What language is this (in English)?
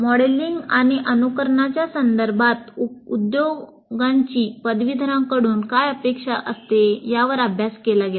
Marathi